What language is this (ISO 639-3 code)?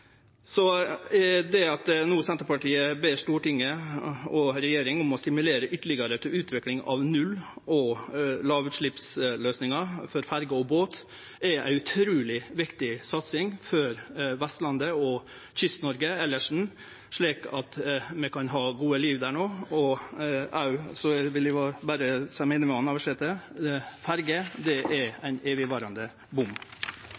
nno